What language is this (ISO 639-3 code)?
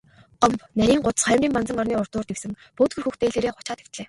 mon